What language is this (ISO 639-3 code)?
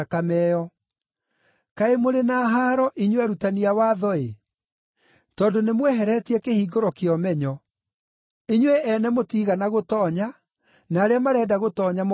kik